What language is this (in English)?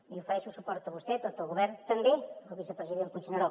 Catalan